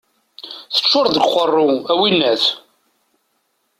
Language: Kabyle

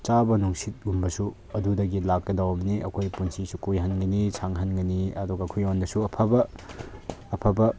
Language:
Manipuri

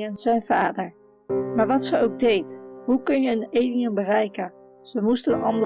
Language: Dutch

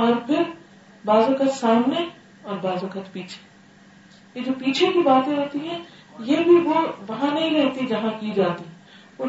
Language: Urdu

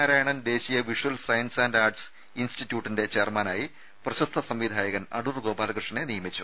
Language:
Malayalam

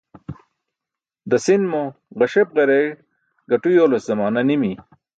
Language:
Burushaski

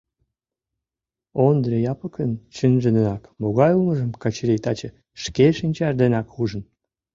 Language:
Mari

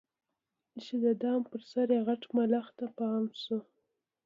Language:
Pashto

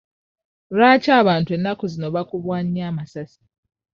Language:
Ganda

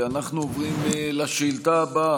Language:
Hebrew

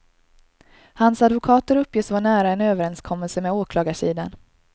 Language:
Swedish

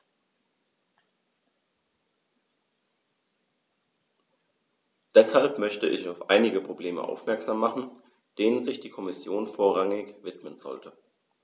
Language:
German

